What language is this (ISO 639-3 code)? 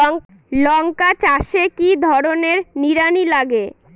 ben